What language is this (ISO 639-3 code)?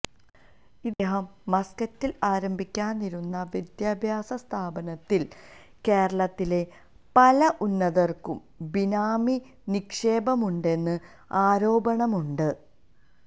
mal